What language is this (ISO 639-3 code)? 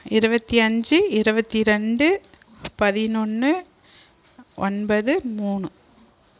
tam